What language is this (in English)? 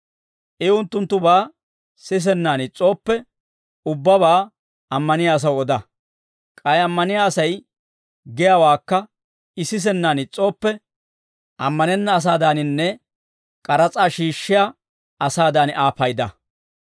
Dawro